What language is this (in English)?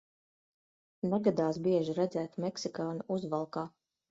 Latvian